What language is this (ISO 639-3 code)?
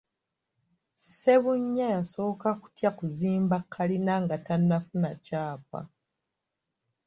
lug